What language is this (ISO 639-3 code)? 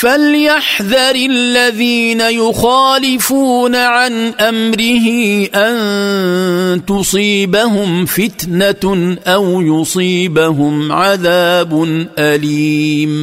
ara